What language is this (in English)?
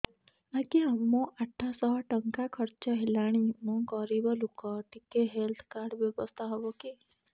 Odia